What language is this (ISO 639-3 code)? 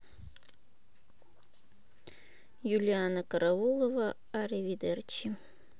rus